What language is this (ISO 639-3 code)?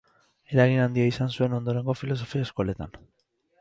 eus